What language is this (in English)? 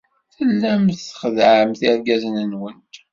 Kabyle